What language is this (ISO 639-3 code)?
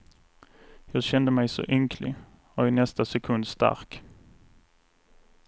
swe